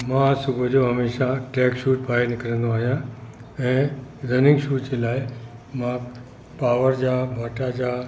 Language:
Sindhi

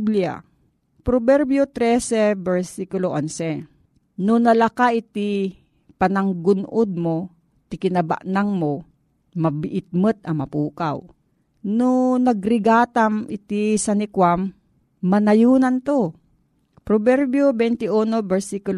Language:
Filipino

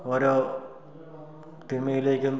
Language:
Malayalam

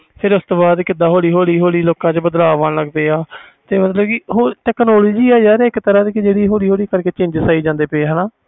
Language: Punjabi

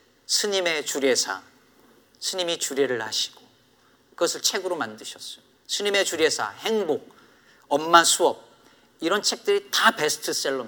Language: Korean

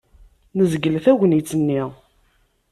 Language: Kabyle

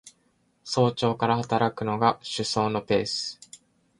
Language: Japanese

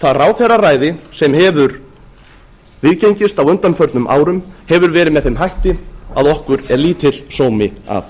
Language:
Icelandic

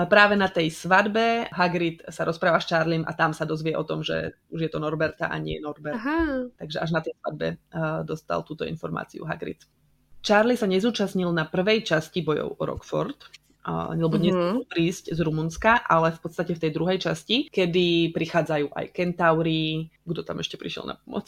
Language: Slovak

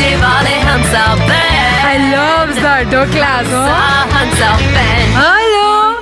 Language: Hindi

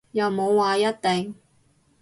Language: Cantonese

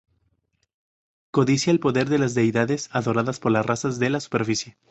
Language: Spanish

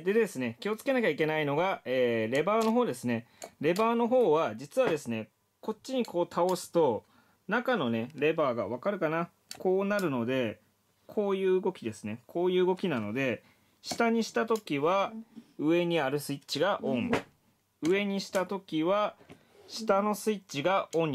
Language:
Japanese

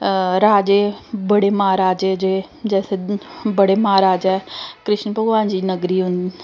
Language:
Dogri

